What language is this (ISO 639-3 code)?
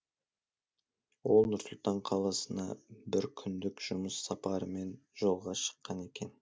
kaz